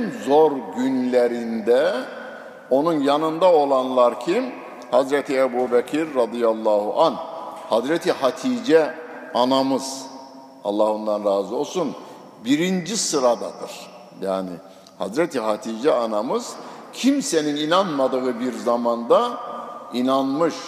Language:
Turkish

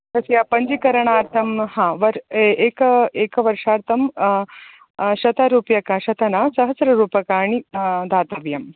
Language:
Sanskrit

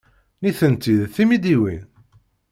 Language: Kabyle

